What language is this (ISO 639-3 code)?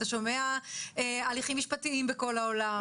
heb